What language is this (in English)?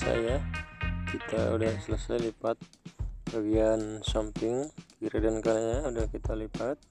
Indonesian